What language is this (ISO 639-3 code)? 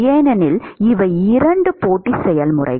tam